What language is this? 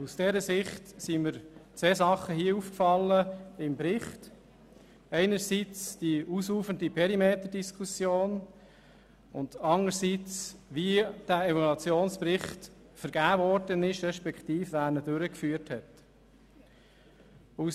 Swiss German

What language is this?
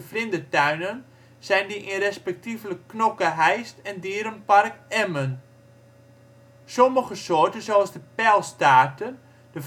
Dutch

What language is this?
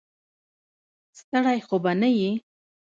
Pashto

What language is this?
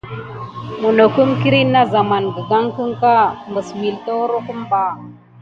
Gidar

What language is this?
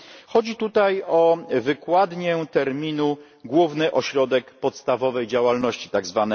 Polish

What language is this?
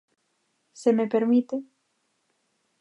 Galician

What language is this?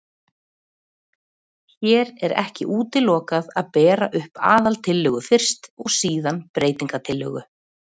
Icelandic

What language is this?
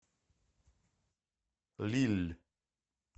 Russian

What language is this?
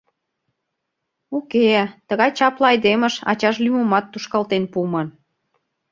Mari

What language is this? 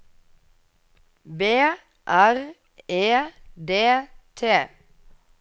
Norwegian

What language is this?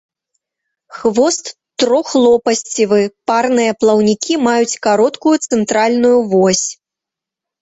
Belarusian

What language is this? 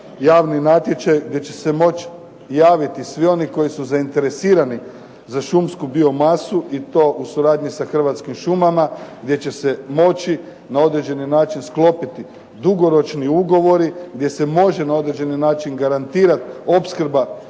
Croatian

